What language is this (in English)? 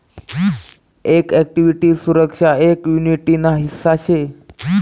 Marathi